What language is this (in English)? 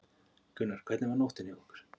Icelandic